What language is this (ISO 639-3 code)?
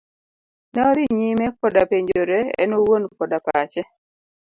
luo